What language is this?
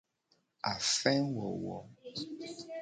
Gen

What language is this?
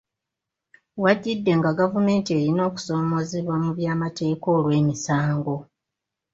Ganda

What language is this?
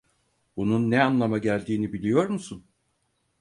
Turkish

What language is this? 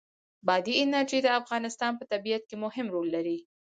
Pashto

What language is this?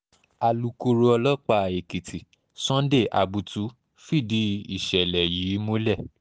Yoruba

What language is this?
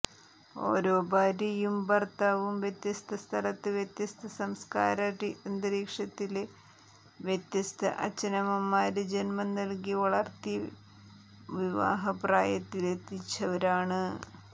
Malayalam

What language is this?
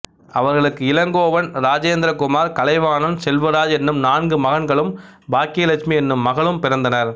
Tamil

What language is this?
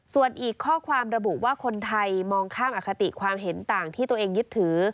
Thai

